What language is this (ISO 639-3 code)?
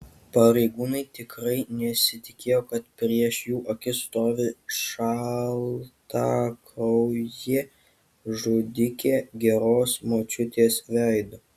lit